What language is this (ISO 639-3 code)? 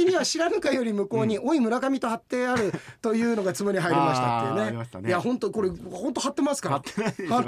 jpn